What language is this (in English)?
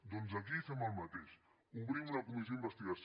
Catalan